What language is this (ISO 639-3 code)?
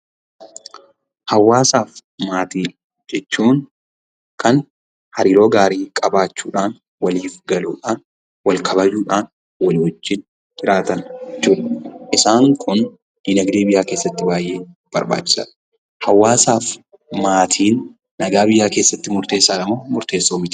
orm